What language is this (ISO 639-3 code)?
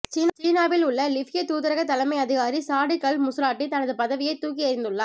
tam